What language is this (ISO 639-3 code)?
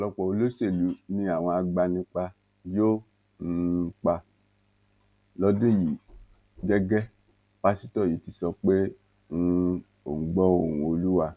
yor